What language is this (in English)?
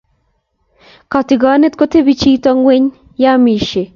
Kalenjin